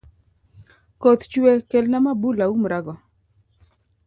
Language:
Luo (Kenya and Tanzania)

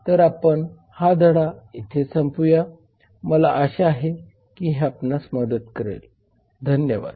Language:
Marathi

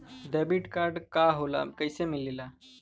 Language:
Bhojpuri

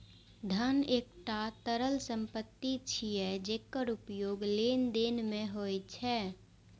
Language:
Maithili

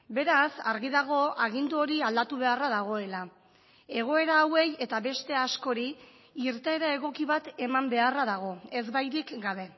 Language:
Basque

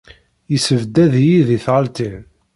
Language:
Kabyle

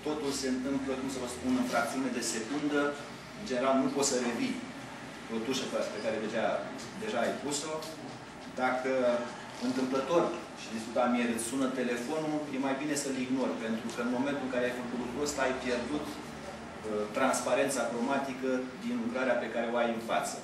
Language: Romanian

